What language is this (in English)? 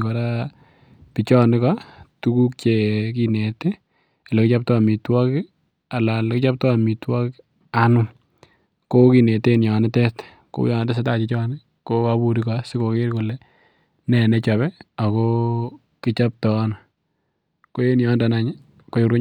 Kalenjin